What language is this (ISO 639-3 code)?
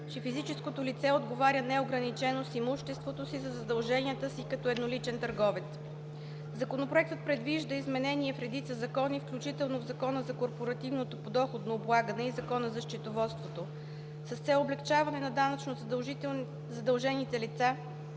bul